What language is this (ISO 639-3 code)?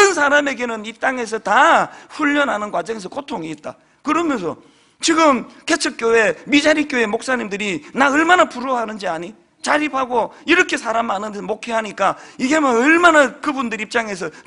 kor